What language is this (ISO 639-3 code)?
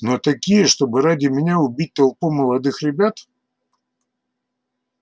rus